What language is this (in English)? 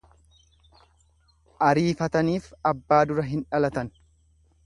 Oromo